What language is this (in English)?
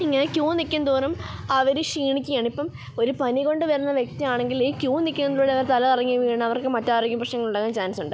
Malayalam